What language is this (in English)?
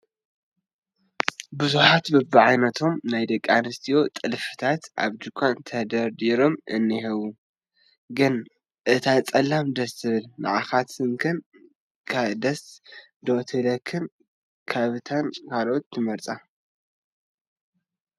Tigrinya